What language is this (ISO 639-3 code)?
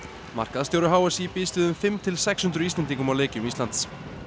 isl